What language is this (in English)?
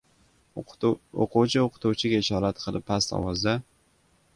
Uzbek